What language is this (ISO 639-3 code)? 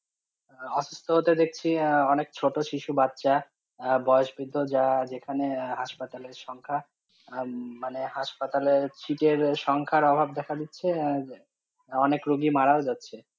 ben